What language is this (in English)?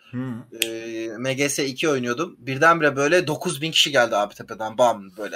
Turkish